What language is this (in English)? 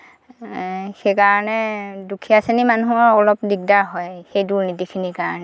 Assamese